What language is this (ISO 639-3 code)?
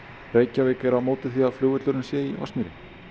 isl